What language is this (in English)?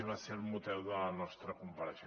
Catalan